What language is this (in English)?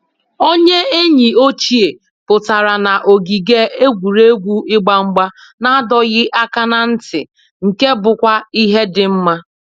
Igbo